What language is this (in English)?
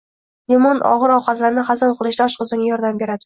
Uzbek